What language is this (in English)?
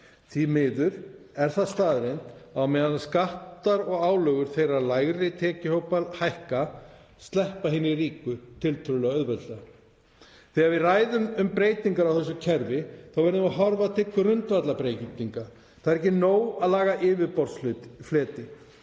Icelandic